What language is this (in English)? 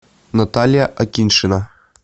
Russian